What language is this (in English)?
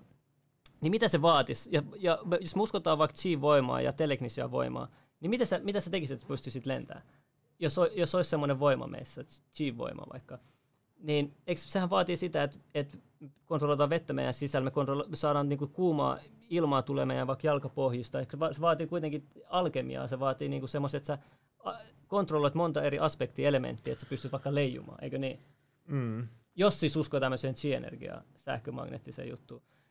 Finnish